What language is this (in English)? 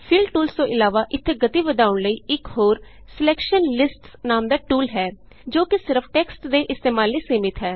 Punjabi